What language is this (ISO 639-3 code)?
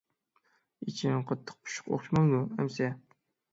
uig